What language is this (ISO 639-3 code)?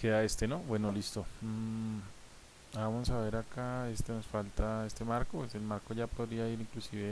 spa